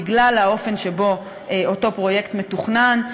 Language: Hebrew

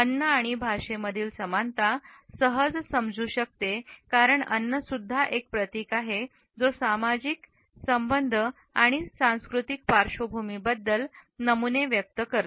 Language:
Marathi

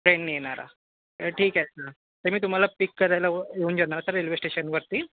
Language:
Marathi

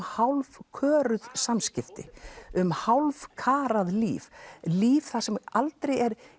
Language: Icelandic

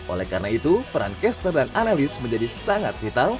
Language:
Indonesian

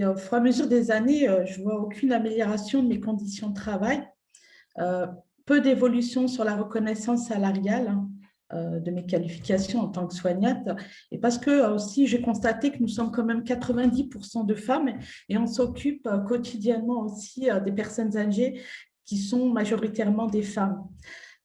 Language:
French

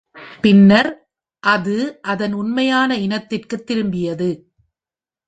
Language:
Tamil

